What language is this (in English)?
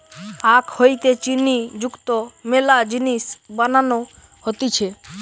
Bangla